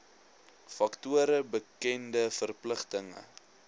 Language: Afrikaans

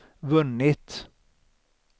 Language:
Swedish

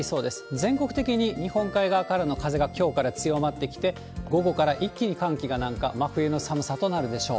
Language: Japanese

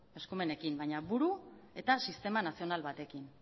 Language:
Basque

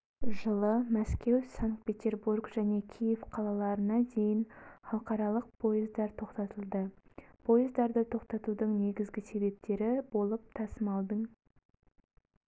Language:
Kazakh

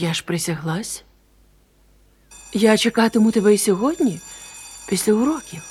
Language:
Ukrainian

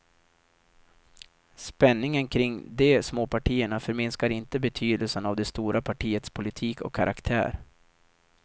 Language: Swedish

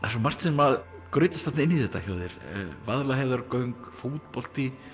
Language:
Icelandic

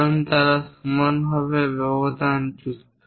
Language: Bangla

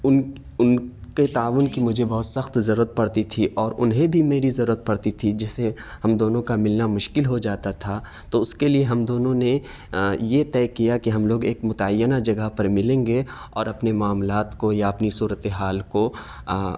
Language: Urdu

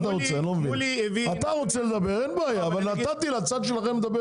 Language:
Hebrew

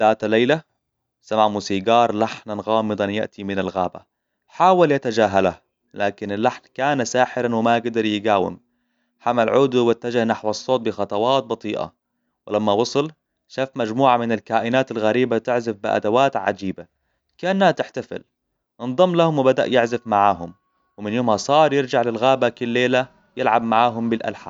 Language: Hijazi Arabic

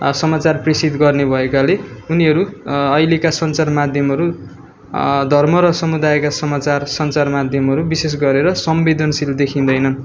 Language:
Nepali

